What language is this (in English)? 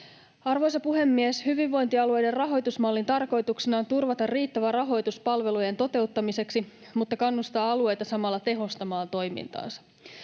Finnish